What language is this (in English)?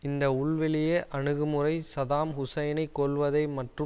Tamil